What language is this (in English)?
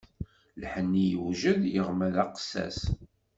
Kabyle